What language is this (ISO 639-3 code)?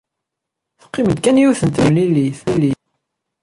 kab